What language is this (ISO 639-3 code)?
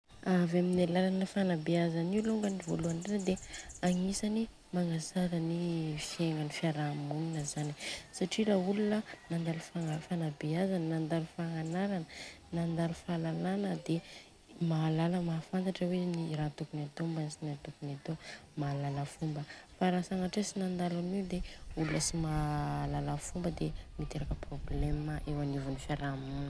bzc